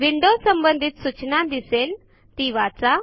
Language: Marathi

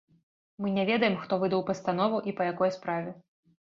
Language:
Belarusian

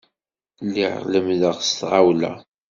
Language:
Kabyle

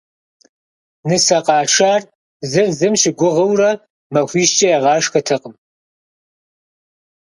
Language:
Kabardian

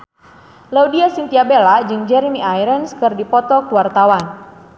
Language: Sundanese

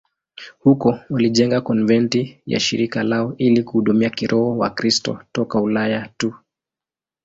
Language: Swahili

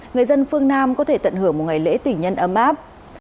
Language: Vietnamese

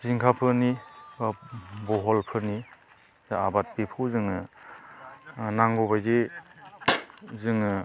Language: Bodo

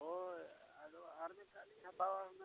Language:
Santali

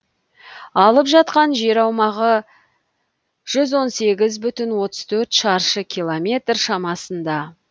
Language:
Kazakh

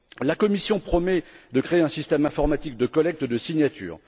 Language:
French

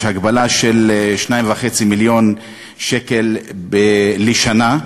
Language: Hebrew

